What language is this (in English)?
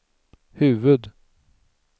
Swedish